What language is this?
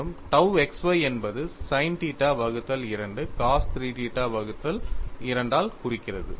Tamil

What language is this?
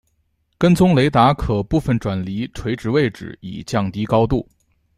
Chinese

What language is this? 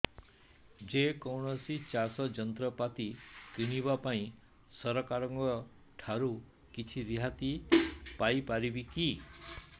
Odia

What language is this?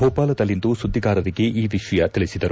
Kannada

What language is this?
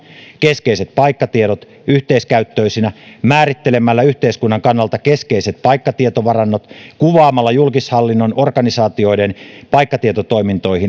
Finnish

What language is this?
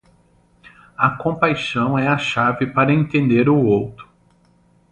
Portuguese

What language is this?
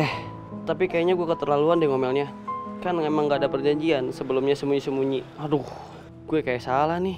Indonesian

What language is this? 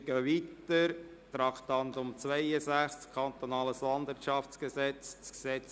Swiss German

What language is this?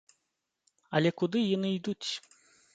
Belarusian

